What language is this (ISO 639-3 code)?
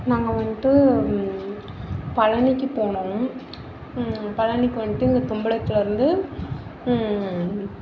tam